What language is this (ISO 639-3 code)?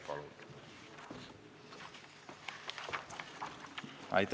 est